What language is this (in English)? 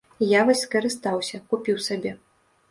Belarusian